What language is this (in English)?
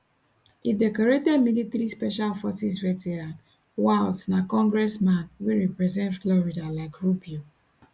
Nigerian Pidgin